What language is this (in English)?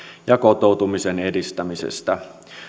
Finnish